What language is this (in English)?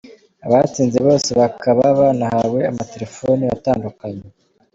Kinyarwanda